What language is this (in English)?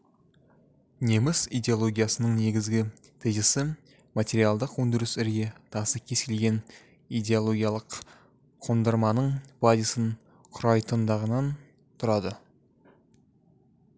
Kazakh